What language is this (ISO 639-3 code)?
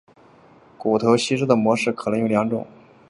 zho